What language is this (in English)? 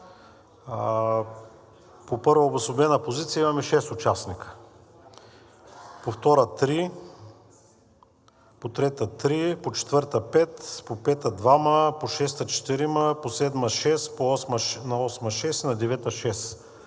Bulgarian